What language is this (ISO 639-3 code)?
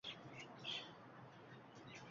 uzb